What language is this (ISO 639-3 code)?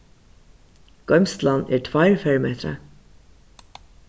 fao